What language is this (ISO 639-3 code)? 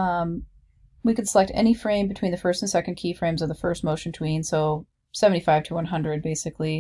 eng